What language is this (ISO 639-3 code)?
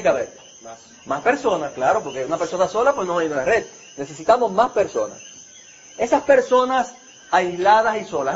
spa